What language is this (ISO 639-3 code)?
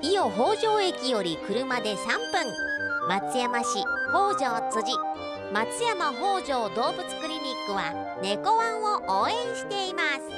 jpn